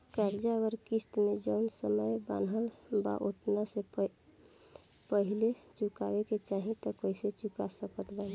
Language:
Bhojpuri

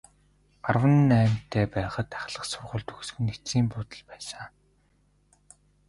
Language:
Mongolian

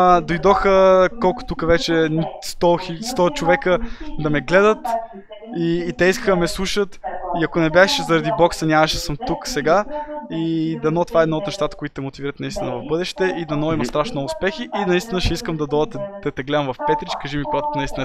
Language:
Bulgarian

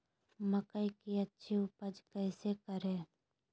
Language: Magahi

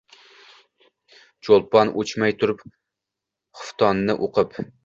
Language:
Uzbek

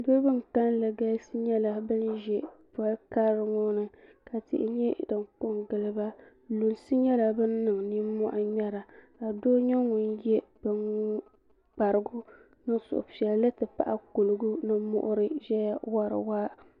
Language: Dagbani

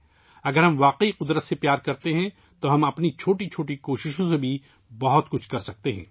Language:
Urdu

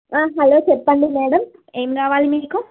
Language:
Telugu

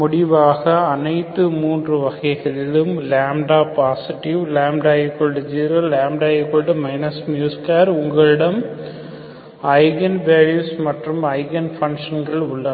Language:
Tamil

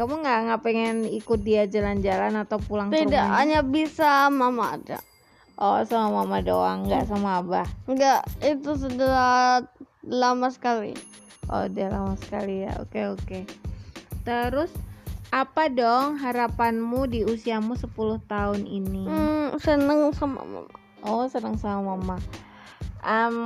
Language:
Indonesian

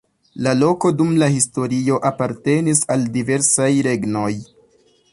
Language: Esperanto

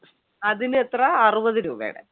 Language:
Malayalam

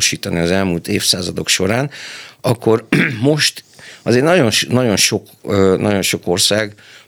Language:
Hungarian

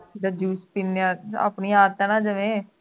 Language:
Punjabi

